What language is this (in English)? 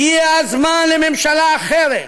Hebrew